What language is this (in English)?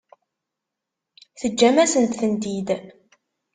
Kabyle